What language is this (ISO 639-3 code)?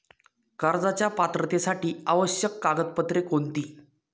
mar